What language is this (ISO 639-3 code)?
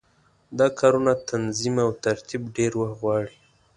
pus